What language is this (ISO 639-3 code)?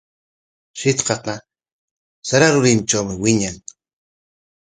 qwa